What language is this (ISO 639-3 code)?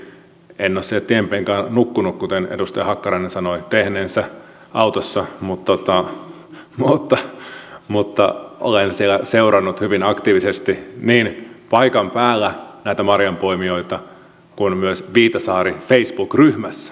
fin